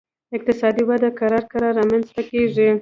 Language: Pashto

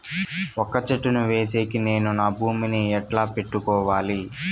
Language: Telugu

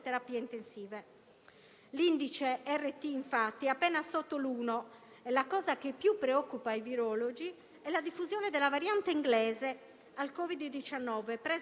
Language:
Italian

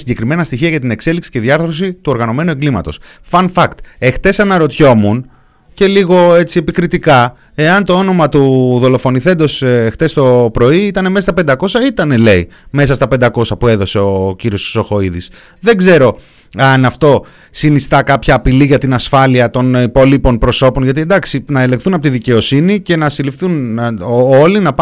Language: Greek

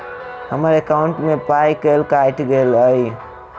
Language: Maithili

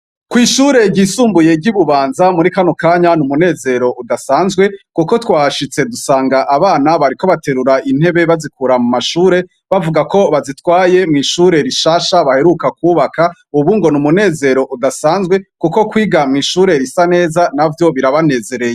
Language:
Rundi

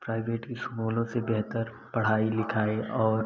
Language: Hindi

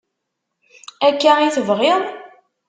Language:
Kabyle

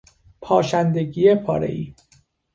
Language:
Persian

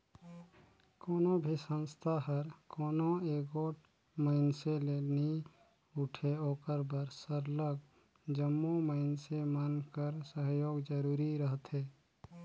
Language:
Chhattisgarhi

